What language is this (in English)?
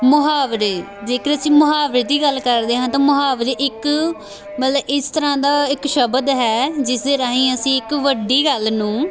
Punjabi